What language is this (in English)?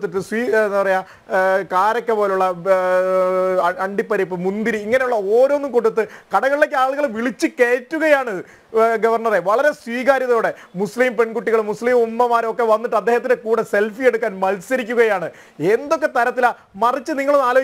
Malayalam